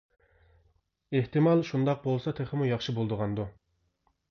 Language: Uyghur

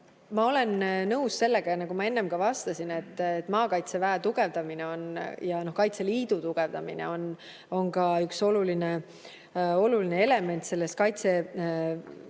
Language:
Estonian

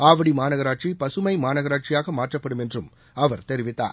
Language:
Tamil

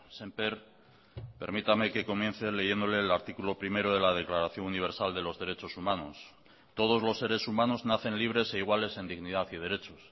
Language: Spanish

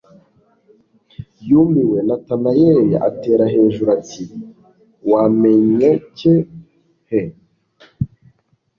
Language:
Kinyarwanda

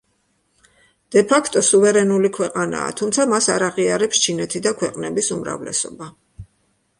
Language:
Georgian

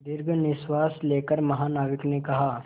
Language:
Hindi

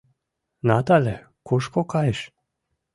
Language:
Mari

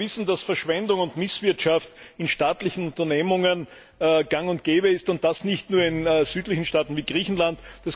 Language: German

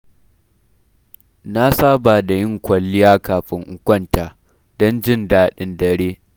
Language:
Hausa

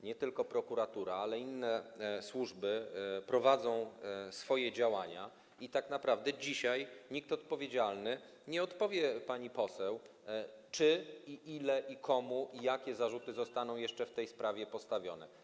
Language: Polish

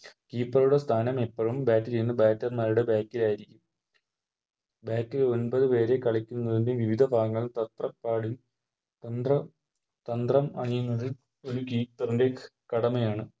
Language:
Malayalam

